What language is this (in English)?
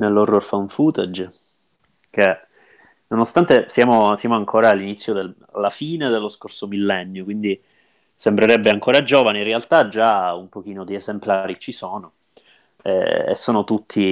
Italian